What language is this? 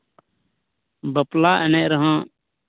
Santali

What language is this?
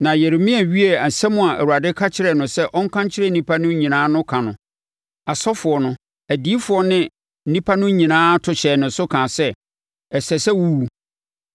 Akan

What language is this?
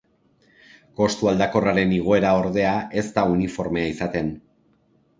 Basque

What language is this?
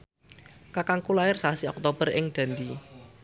Javanese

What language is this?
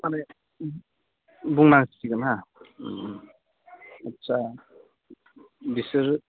Bodo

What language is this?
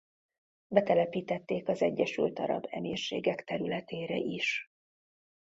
Hungarian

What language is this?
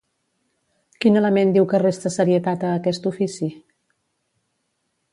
Catalan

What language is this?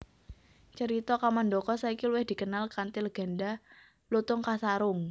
Javanese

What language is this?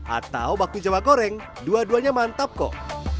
Indonesian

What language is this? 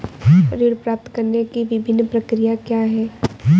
Hindi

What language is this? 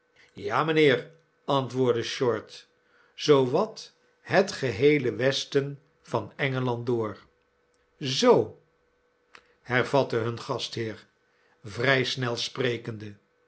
Dutch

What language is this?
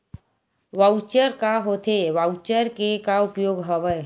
Chhattisgarhi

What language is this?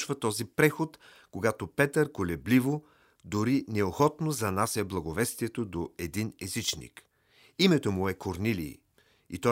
Bulgarian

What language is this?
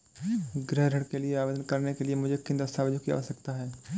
Hindi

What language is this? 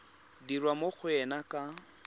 Tswana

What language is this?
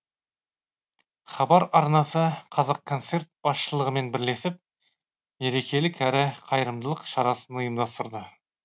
Kazakh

